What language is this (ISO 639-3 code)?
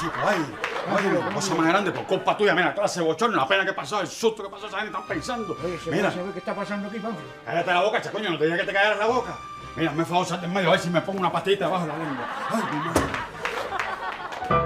spa